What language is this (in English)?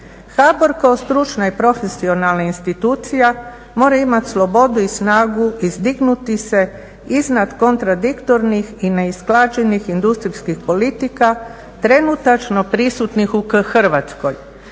Croatian